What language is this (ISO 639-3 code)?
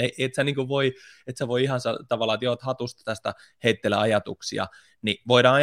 fin